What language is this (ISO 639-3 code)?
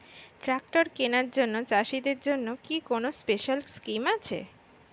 ben